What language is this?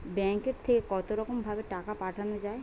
Bangla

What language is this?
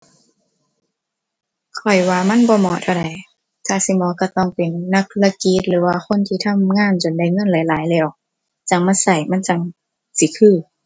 Thai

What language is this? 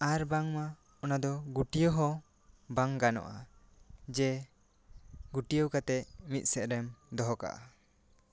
Santali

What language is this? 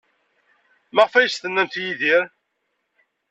Kabyle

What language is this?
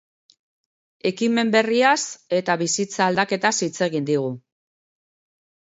Basque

